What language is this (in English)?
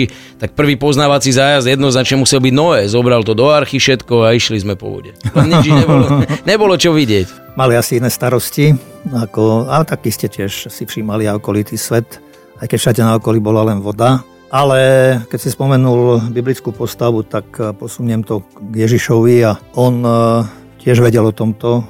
Slovak